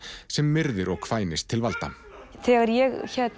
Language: Icelandic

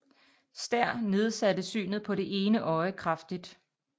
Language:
Danish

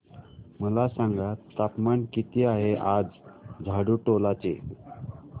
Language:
Marathi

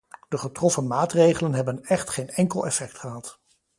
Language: Dutch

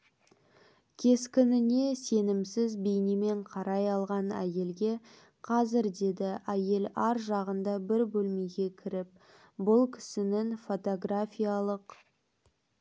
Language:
Kazakh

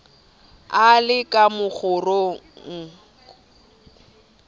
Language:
Southern Sotho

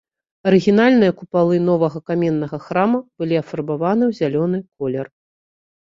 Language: Belarusian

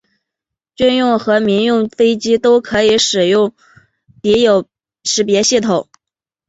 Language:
Chinese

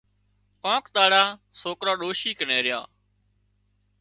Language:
Wadiyara Koli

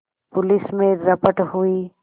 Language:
Hindi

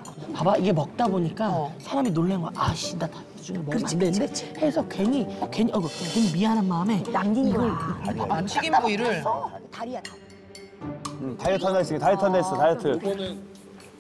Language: Korean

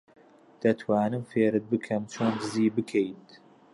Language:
Central Kurdish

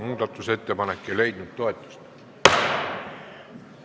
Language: Estonian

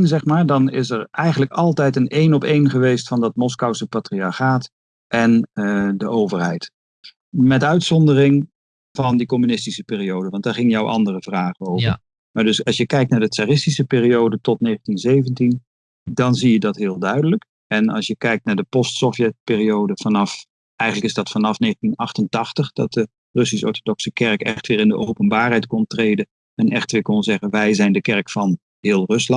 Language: Dutch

